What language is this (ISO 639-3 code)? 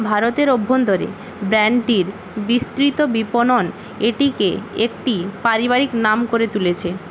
ben